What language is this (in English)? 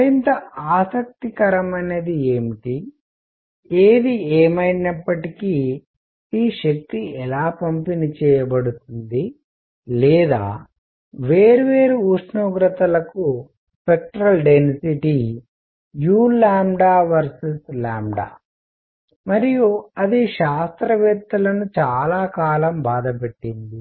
Telugu